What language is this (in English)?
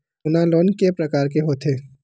Chhattisgarhi